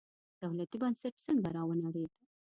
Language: Pashto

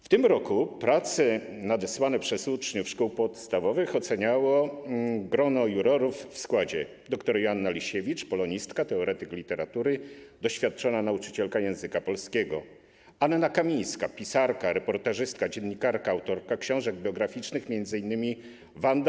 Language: Polish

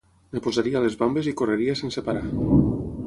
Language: Catalan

